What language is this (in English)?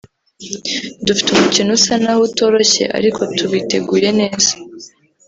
Kinyarwanda